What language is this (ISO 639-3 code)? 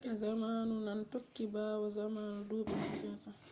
ful